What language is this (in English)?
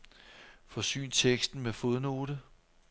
Danish